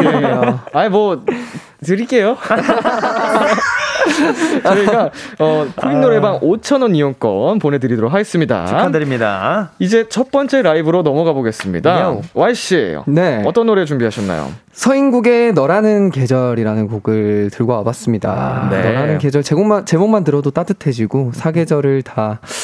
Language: Korean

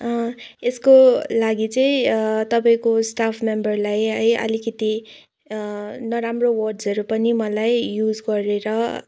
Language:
Nepali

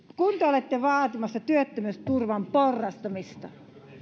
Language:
Finnish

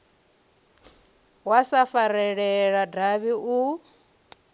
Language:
Venda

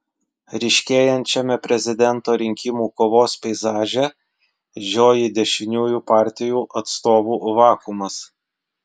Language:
Lithuanian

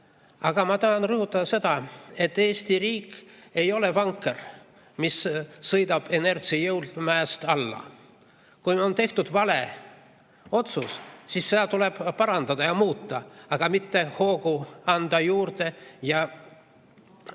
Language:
Estonian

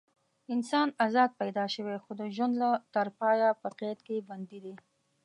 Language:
Pashto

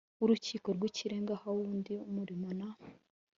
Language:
Kinyarwanda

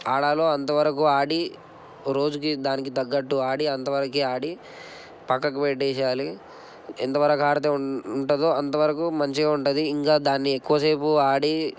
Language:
Telugu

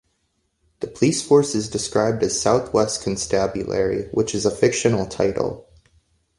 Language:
English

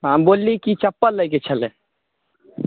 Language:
Maithili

